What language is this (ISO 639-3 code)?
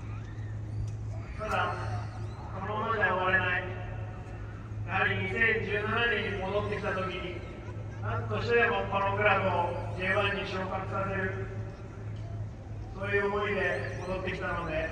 jpn